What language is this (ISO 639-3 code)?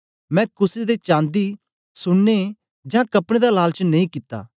doi